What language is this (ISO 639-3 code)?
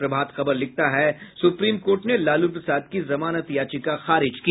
hin